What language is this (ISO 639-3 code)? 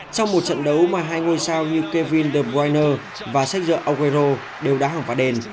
vie